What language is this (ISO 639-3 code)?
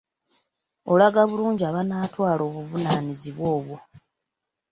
lug